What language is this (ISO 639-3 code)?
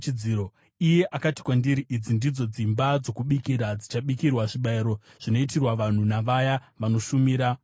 sna